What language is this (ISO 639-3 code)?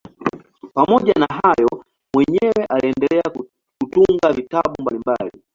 swa